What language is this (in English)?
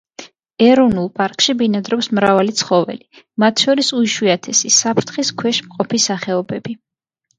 Georgian